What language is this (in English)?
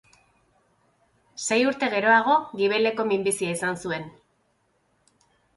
Basque